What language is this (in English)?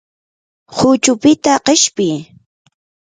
Yanahuanca Pasco Quechua